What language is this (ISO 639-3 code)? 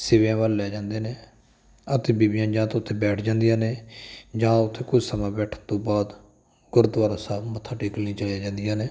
pan